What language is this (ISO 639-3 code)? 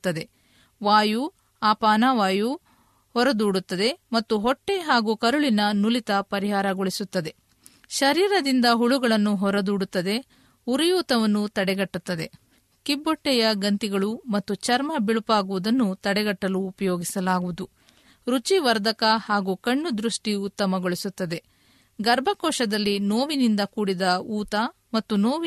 kan